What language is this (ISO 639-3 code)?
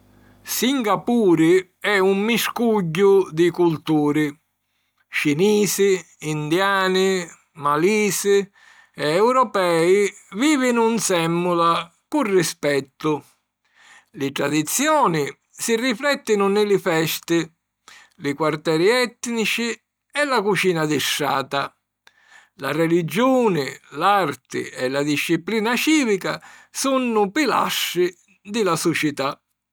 scn